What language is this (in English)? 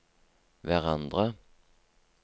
Norwegian